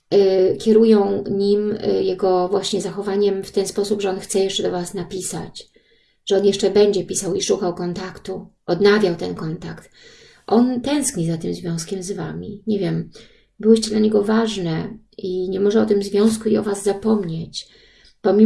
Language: Polish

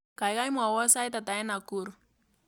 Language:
Kalenjin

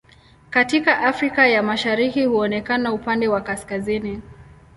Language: Swahili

